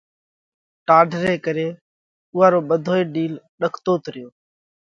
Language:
Parkari Koli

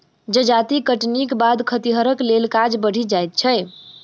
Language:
Maithili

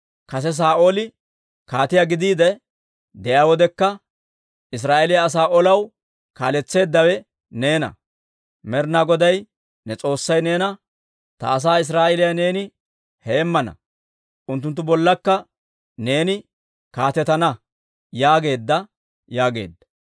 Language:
Dawro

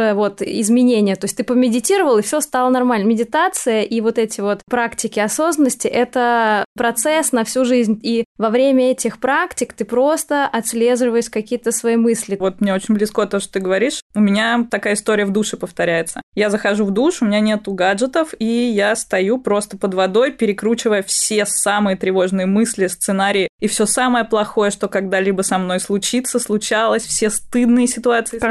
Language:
Russian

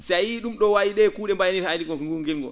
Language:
Fula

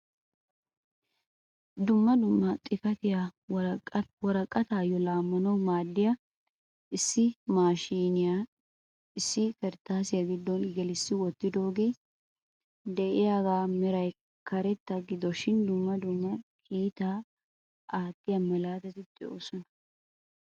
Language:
Wolaytta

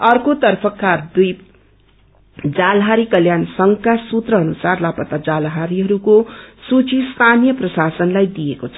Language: Nepali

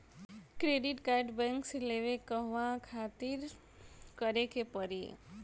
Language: Bhojpuri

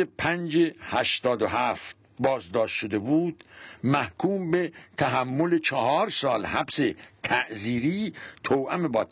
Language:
Persian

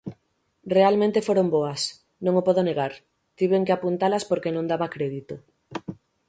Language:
Galician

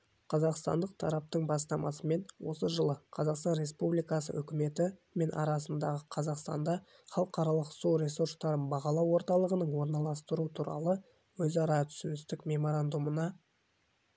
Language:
Kazakh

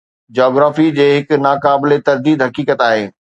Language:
Sindhi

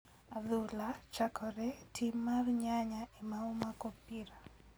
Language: Luo (Kenya and Tanzania)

